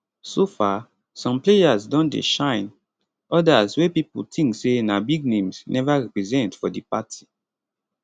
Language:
Nigerian Pidgin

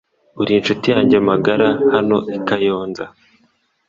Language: Kinyarwanda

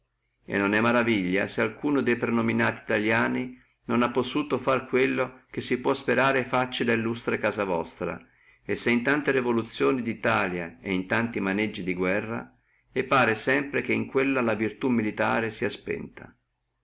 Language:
Italian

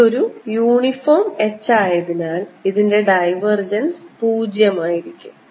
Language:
Malayalam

